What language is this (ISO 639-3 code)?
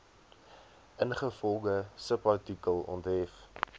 afr